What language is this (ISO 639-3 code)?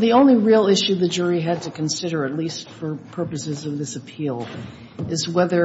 eng